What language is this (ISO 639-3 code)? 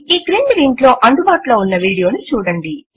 tel